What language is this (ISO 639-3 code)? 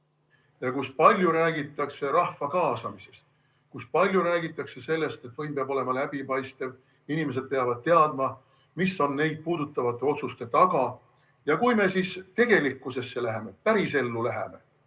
est